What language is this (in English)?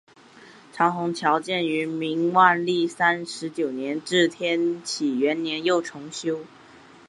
Chinese